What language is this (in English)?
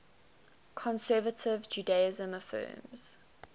English